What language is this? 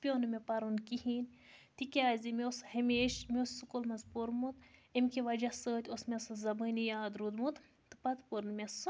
Kashmiri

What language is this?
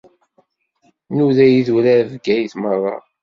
Kabyle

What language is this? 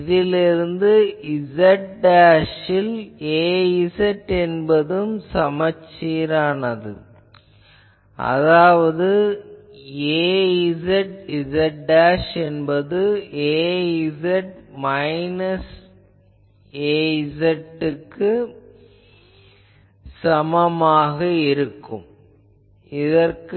Tamil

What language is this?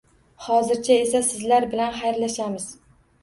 Uzbek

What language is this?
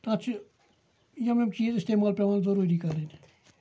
Kashmiri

